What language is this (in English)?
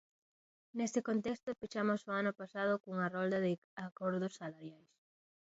Galician